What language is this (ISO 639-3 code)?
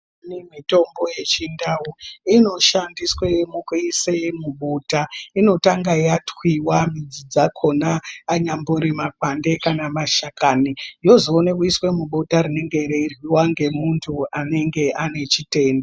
ndc